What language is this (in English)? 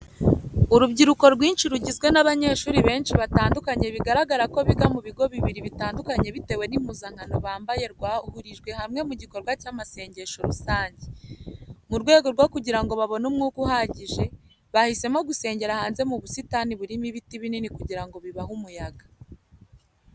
Kinyarwanda